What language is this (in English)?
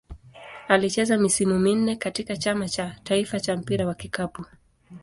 Swahili